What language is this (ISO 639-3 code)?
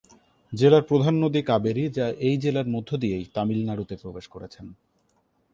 ben